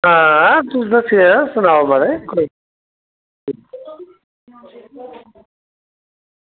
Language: Dogri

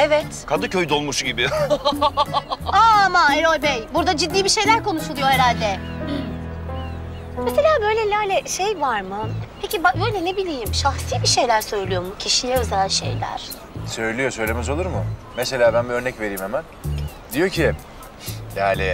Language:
Turkish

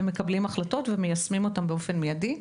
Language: Hebrew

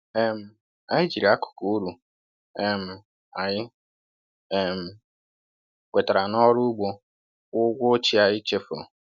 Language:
Igbo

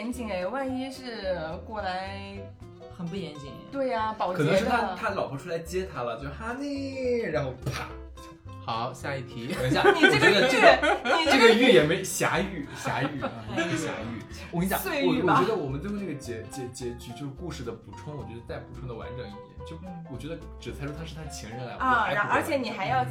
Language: Chinese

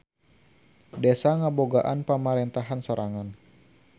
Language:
Sundanese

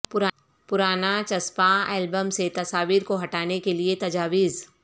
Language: Urdu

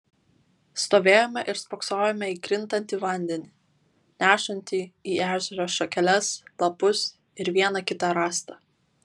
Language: Lithuanian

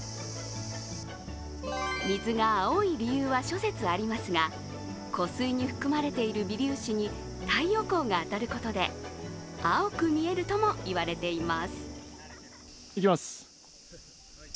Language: Japanese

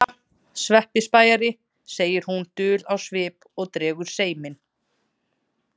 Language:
Icelandic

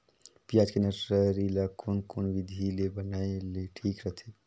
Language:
Chhattisgarhi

